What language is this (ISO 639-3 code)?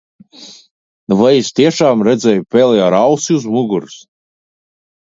lav